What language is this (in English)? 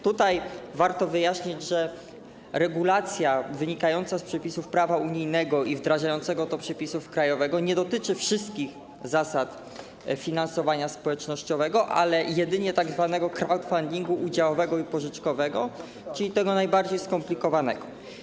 Polish